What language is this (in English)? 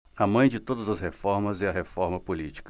Portuguese